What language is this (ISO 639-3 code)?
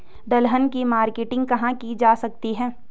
hin